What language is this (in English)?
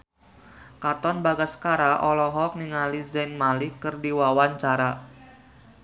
Sundanese